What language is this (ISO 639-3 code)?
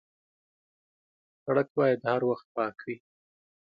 pus